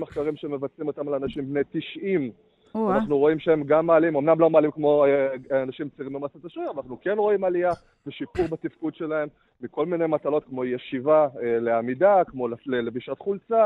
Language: Hebrew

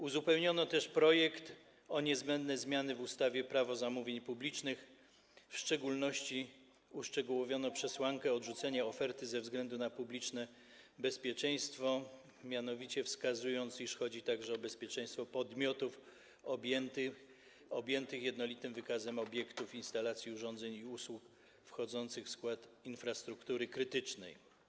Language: Polish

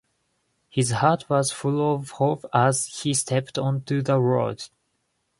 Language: Japanese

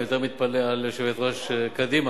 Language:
Hebrew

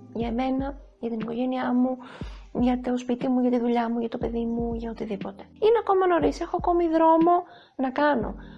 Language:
Greek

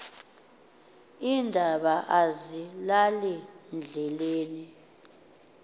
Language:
Xhosa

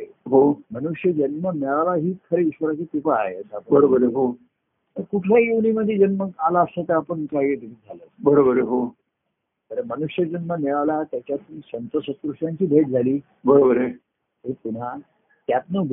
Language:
Marathi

